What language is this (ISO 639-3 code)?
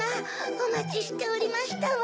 jpn